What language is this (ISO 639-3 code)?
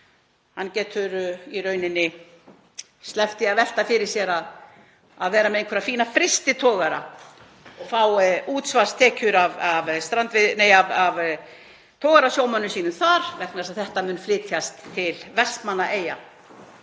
isl